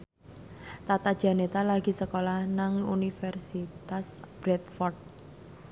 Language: Javanese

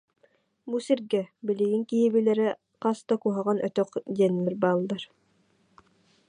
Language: Yakut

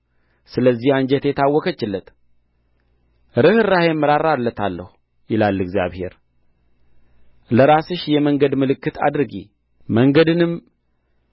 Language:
Amharic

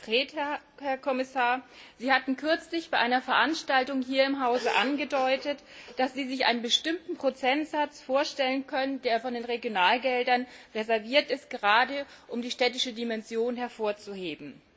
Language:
German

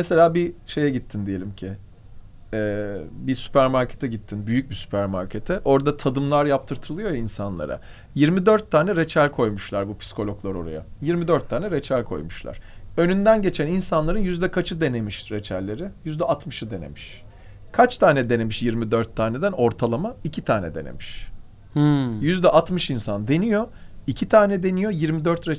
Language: Turkish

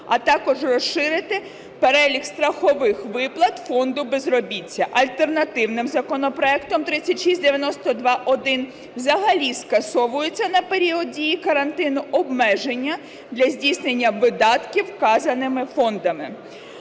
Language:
Ukrainian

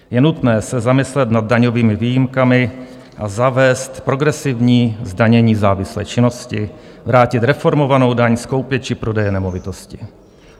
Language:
Czech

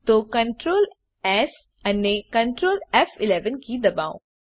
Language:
Gujarati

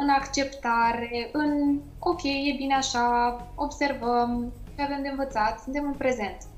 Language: Romanian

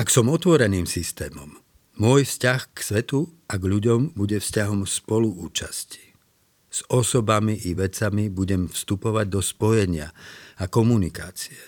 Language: Slovak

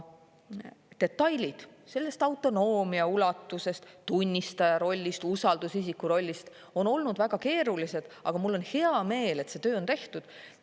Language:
Estonian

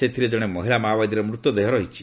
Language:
Odia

